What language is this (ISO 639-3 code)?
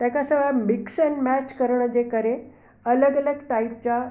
snd